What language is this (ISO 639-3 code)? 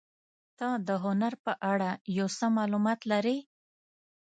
pus